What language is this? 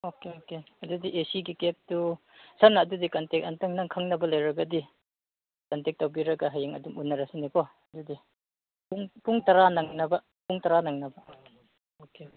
Manipuri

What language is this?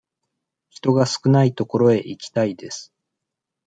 Japanese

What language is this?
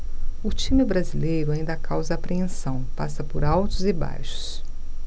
Portuguese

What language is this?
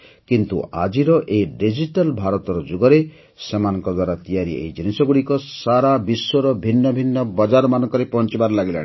Odia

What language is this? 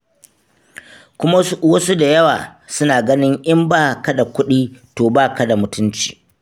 Hausa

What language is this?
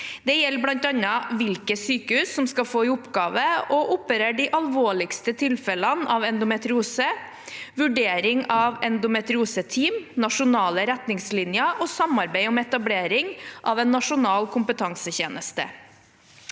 Norwegian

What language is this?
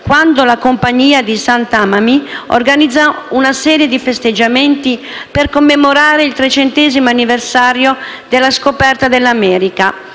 Italian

